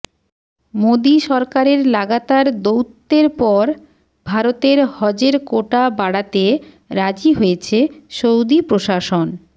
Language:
Bangla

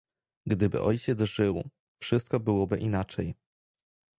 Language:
Polish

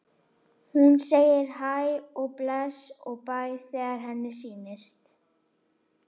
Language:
Icelandic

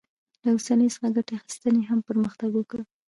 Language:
Pashto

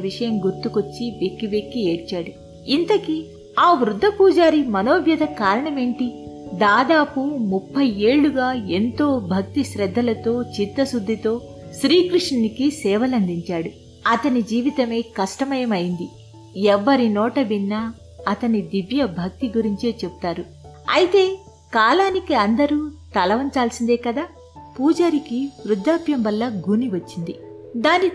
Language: Telugu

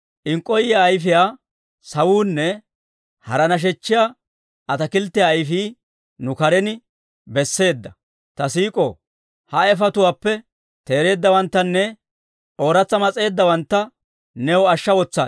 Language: Dawro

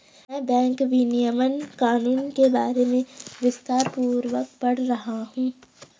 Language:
Hindi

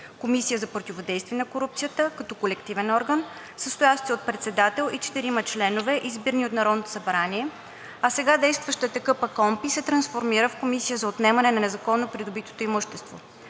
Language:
Bulgarian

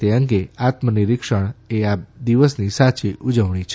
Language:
Gujarati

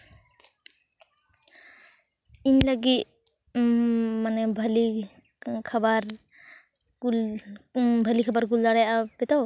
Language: Santali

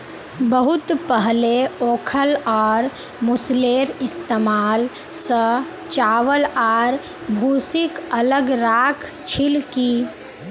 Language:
Magahi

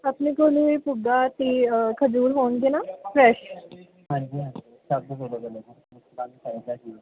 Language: Punjabi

